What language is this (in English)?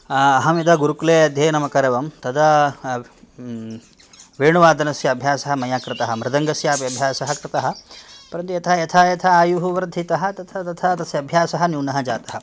Sanskrit